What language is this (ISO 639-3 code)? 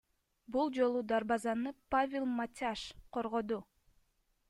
kir